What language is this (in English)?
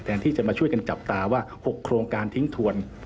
Thai